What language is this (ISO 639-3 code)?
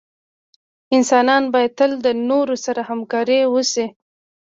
pus